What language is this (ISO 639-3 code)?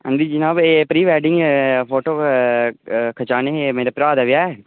doi